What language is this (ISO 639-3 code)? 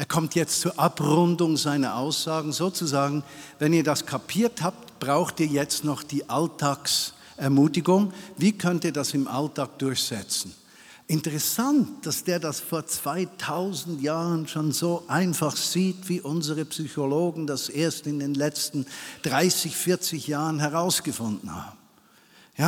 deu